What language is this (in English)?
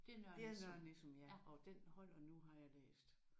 Danish